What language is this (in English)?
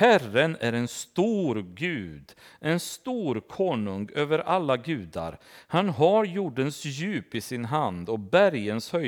Swedish